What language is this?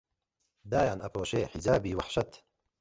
Central Kurdish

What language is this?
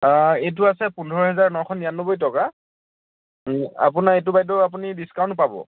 Assamese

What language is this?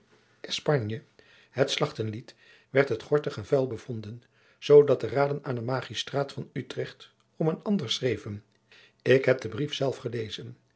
Dutch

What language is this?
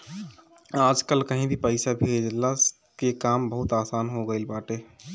Bhojpuri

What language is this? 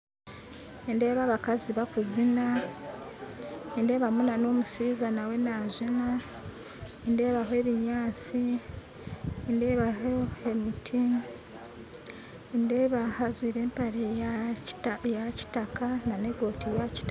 Nyankole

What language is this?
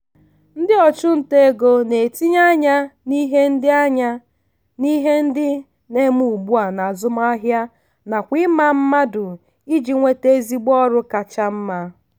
Igbo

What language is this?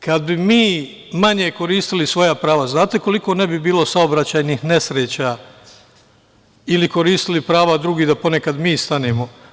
Serbian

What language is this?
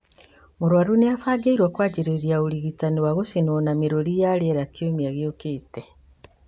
Kikuyu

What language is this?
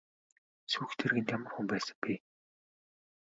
Mongolian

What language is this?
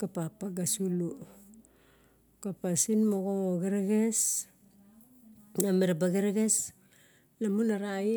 Barok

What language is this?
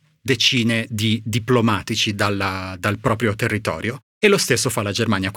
Italian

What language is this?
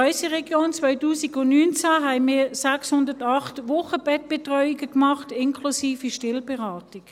Swiss German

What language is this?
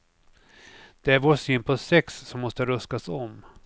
Swedish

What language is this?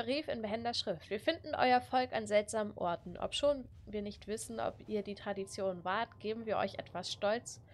German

